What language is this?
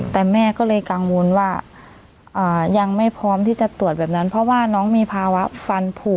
Thai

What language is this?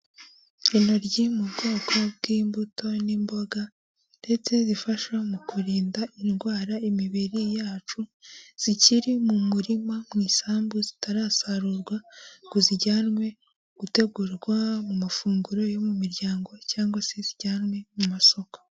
Kinyarwanda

